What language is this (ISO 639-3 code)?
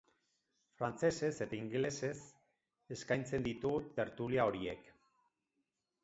eus